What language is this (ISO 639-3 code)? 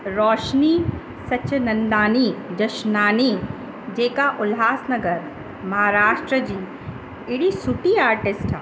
snd